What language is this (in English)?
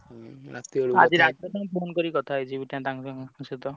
Odia